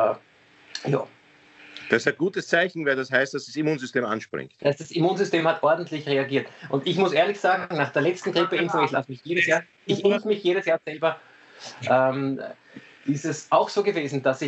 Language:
German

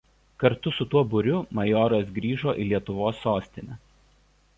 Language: Lithuanian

